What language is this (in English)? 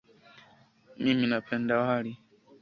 Swahili